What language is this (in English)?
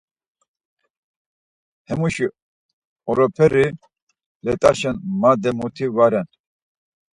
Laz